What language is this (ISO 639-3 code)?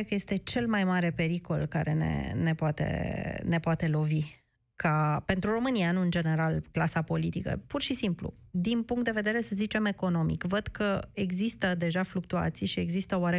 ron